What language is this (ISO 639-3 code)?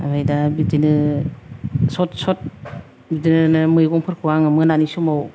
brx